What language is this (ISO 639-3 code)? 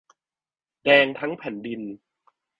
tha